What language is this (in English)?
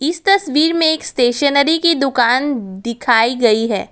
Hindi